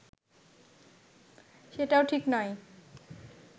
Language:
Bangla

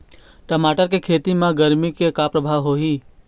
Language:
Chhattisgarhi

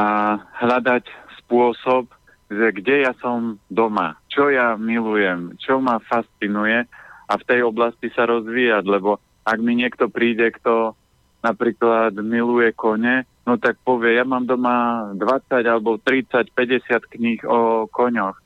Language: Slovak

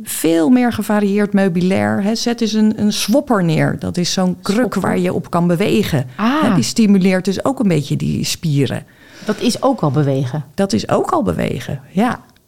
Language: Dutch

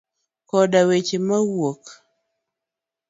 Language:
Luo (Kenya and Tanzania)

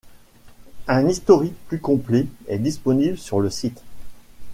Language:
French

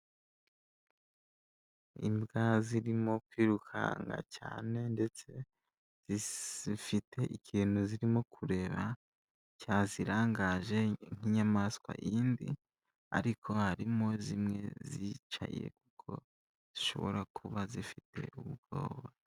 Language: Kinyarwanda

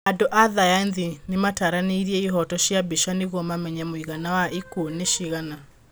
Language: Kikuyu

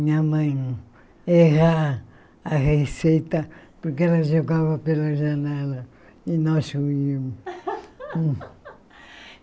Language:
Portuguese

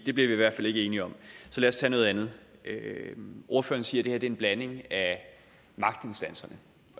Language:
Danish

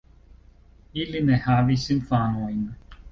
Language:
Esperanto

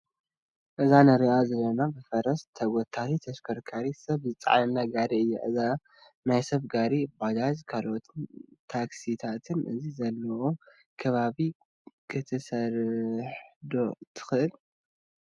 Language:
Tigrinya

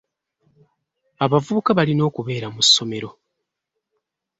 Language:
Ganda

